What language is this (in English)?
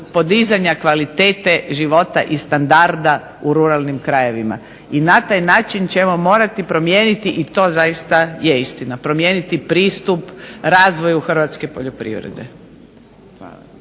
Croatian